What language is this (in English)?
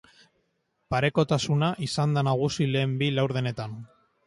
Basque